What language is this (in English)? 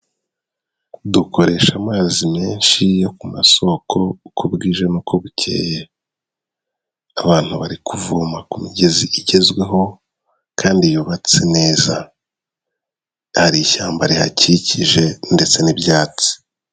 Kinyarwanda